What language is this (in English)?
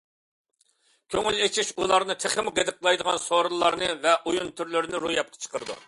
Uyghur